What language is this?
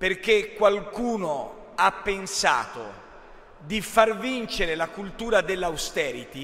Italian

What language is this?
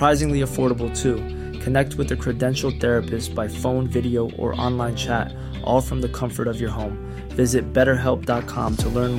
Spanish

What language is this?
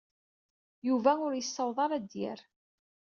Kabyle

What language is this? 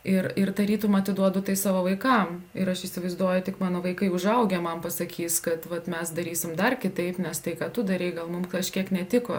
Lithuanian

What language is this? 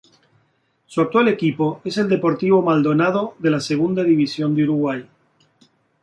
Spanish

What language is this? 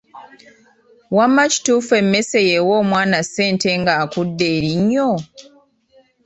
Ganda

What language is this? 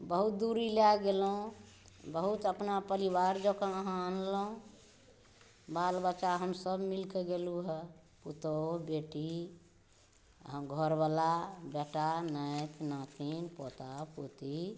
Maithili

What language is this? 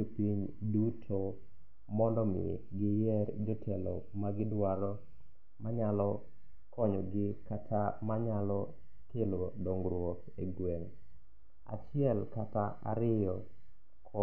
Luo (Kenya and Tanzania)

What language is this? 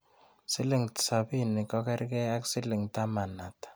Kalenjin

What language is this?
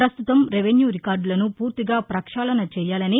Telugu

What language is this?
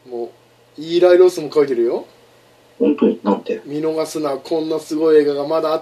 Japanese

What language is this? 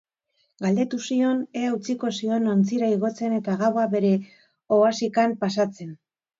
Basque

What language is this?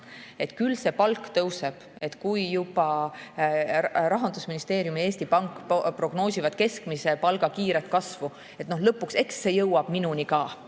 Estonian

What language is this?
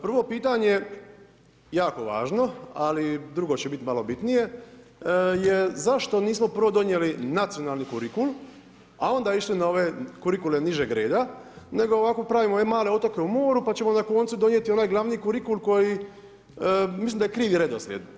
Croatian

